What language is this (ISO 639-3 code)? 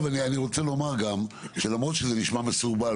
heb